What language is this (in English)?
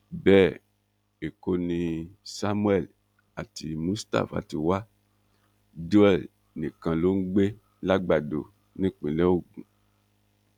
Yoruba